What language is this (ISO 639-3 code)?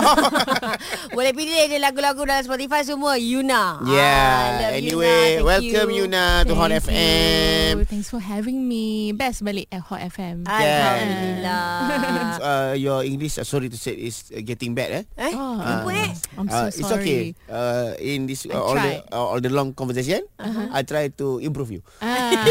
msa